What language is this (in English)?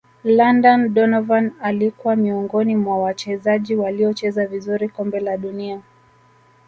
Swahili